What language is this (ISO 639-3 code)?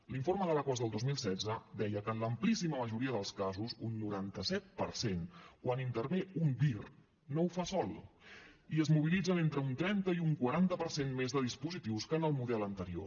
cat